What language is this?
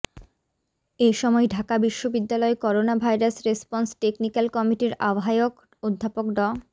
Bangla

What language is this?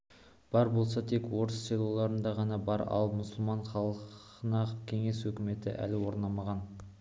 Kazakh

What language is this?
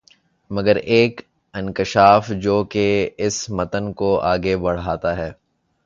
Urdu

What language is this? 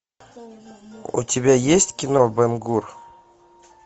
Russian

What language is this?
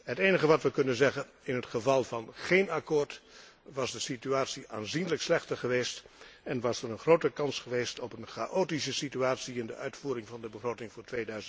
Dutch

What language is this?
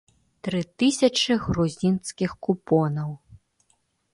Belarusian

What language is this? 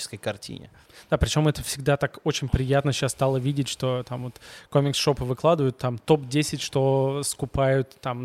Russian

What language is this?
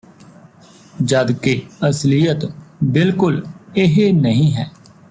Punjabi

